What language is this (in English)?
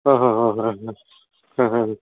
Kannada